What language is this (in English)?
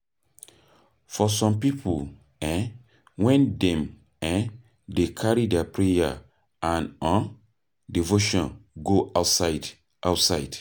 Nigerian Pidgin